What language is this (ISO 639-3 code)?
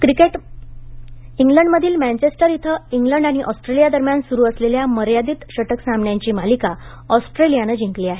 mar